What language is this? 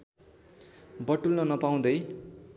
Nepali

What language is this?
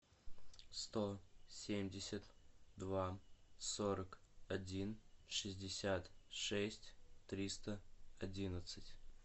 Russian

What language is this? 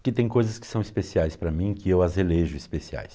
Portuguese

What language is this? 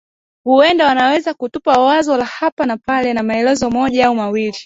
Swahili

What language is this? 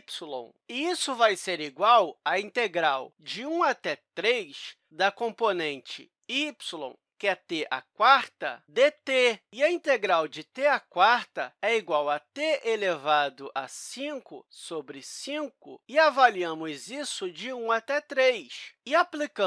Portuguese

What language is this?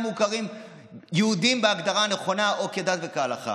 Hebrew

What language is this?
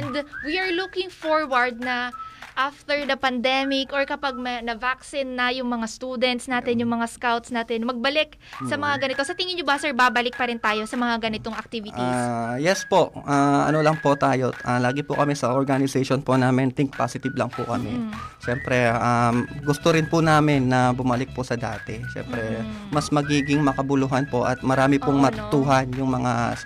Filipino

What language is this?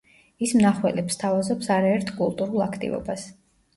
Georgian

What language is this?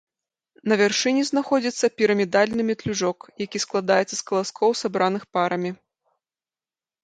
Belarusian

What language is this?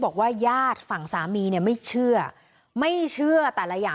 Thai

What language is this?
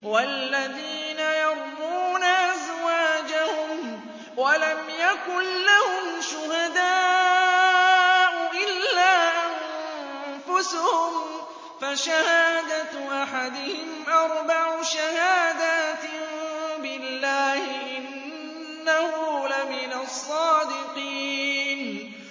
Arabic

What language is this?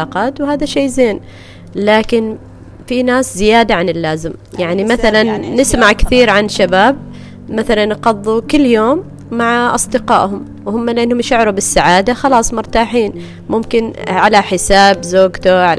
Arabic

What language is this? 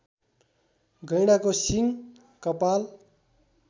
Nepali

